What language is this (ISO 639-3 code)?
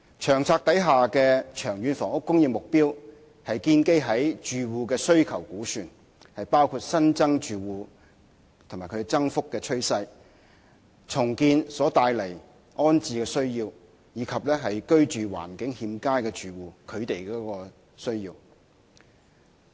yue